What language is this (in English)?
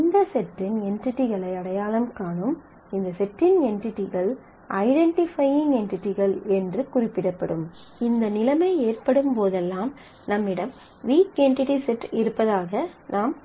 Tamil